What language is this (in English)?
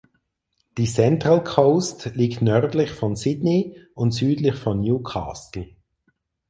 German